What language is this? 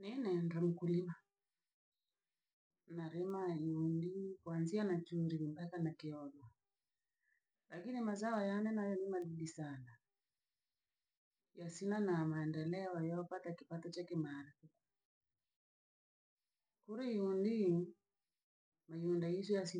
Langi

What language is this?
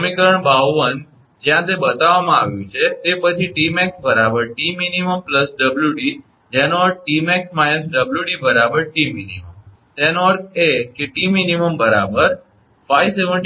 Gujarati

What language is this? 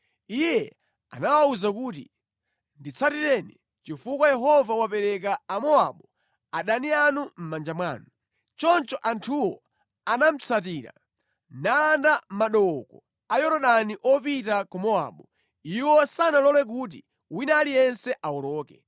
Nyanja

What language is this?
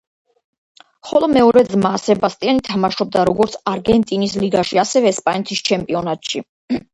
Georgian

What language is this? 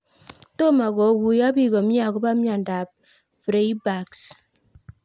Kalenjin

